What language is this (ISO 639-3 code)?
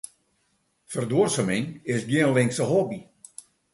fry